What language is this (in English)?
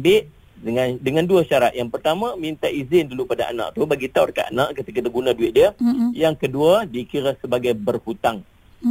Malay